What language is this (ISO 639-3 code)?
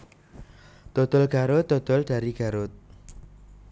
jav